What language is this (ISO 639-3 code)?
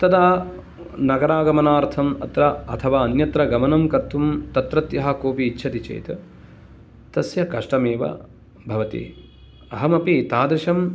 san